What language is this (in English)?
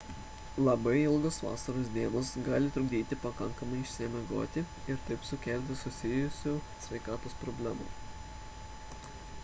Lithuanian